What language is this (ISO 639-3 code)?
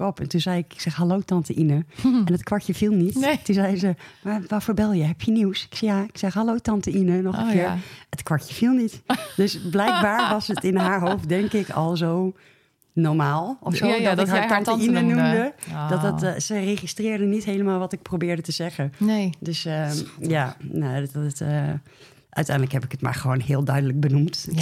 nld